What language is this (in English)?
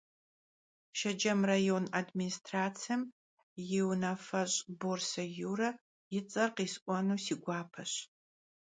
Kabardian